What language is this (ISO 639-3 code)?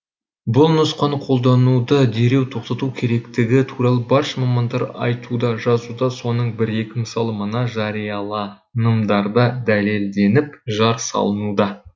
kaz